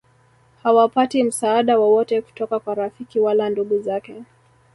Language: Swahili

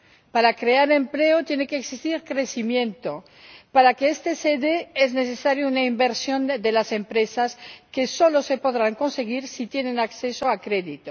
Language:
Spanish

